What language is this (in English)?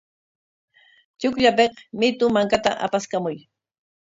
Corongo Ancash Quechua